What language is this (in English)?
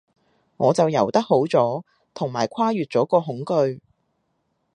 Cantonese